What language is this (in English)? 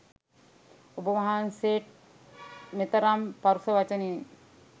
Sinhala